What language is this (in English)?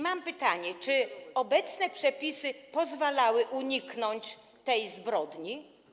Polish